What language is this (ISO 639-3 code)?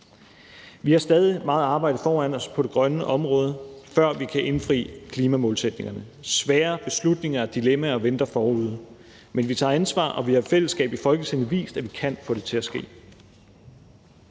dan